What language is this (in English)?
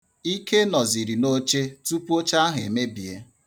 Igbo